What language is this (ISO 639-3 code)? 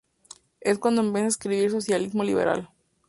spa